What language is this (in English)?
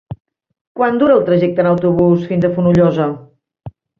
Catalan